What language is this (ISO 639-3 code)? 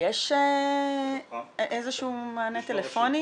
heb